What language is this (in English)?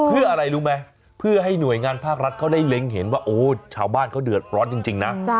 Thai